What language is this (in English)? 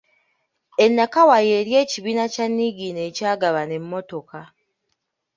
Ganda